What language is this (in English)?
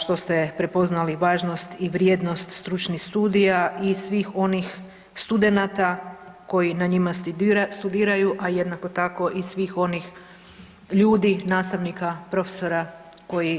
Croatian